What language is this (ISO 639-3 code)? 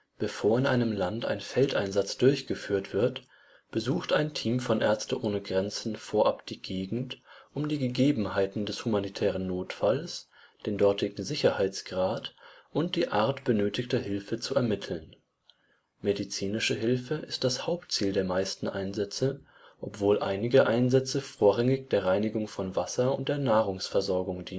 deu